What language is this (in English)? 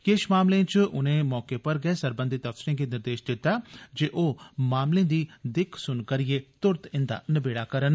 Dogri